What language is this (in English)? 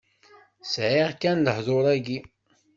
Kabyle